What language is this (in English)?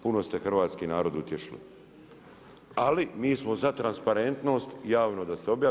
Croatian